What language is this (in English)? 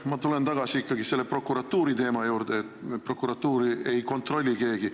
Estonian